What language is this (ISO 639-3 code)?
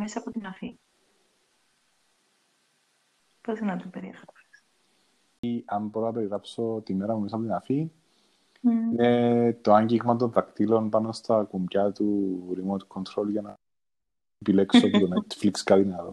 ell